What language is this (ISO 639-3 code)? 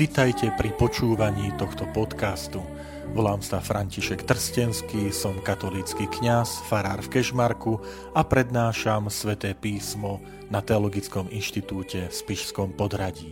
slk